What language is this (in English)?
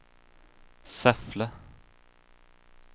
Swedish